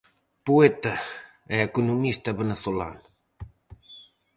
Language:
Galician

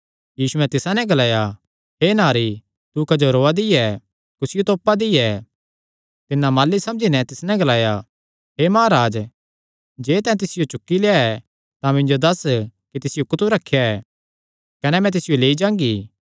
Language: Kangri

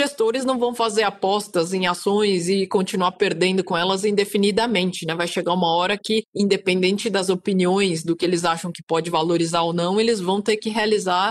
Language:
Portuguese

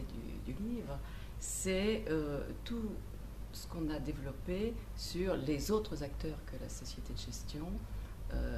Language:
French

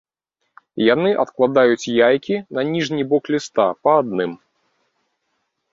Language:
Belarusian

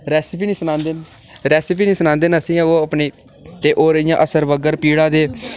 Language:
Dogri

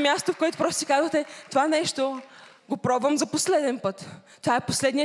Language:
Bulgarian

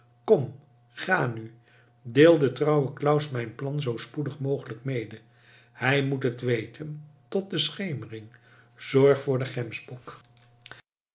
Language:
Dutch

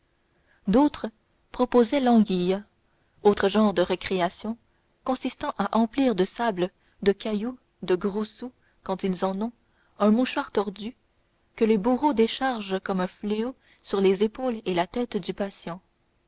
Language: French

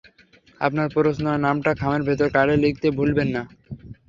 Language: Bangla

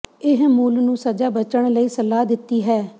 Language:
Punjabi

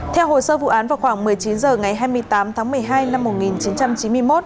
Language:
Vietnamese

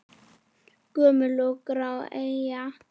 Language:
Icelandic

